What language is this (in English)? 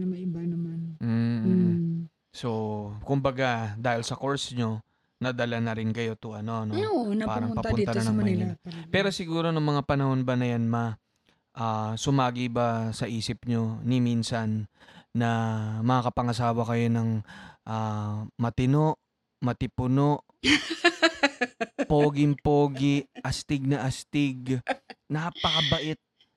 Filipino